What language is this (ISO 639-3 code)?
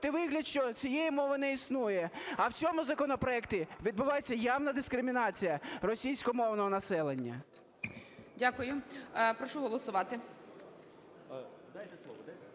ukr